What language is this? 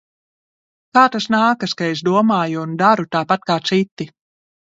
Latvian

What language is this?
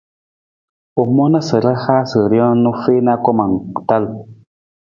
Nawdm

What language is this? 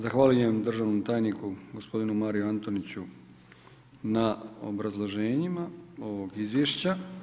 Croatian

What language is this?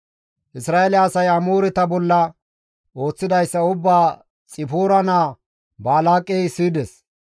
Gamo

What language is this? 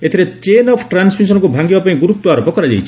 Odia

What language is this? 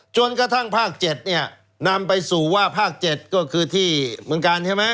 Thai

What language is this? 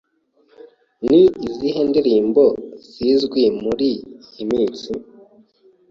Kinyarwanda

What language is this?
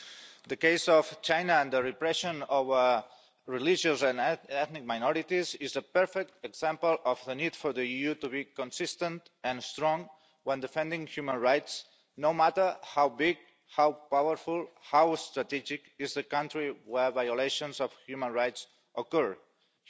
English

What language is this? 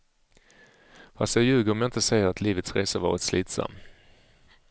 Swedish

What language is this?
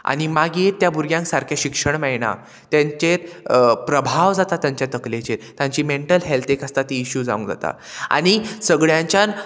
Konkani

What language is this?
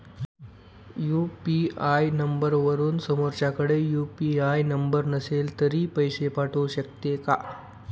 Marathi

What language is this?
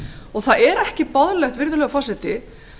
Icelandic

